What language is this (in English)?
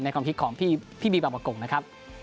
Thai